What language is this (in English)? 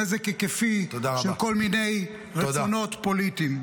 Hebrew